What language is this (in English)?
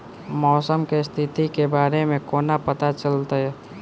Maithili